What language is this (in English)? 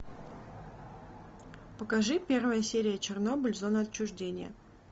Russian